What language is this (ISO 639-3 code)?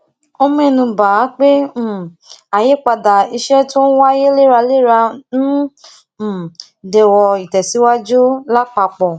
yor